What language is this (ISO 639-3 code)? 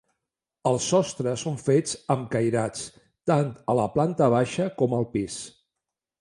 cat